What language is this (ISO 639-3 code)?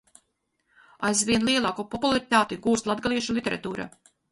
lav